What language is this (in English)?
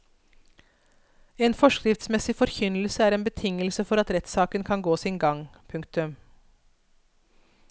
Norwegian